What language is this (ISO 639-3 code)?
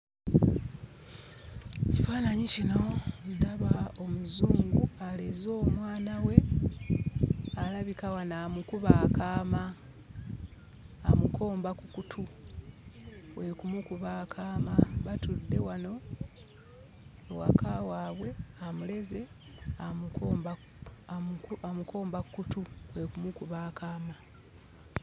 lug